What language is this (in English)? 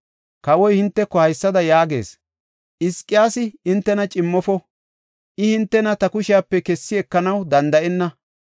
Gofa